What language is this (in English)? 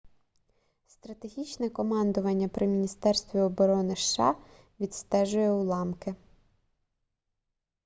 Ukrainian